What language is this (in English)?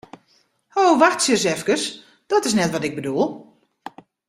Western Frisian